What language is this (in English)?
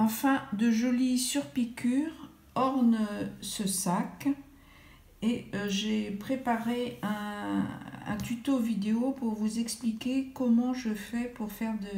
French